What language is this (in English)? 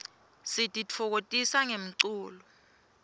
Swati